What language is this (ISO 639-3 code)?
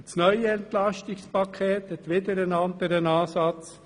gsw